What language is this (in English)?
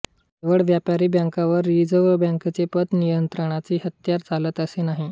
Marathi